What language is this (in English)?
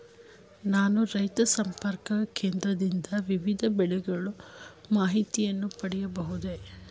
Kannada